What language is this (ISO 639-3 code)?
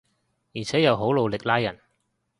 yue